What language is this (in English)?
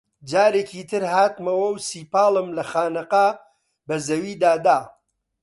Central Kurdish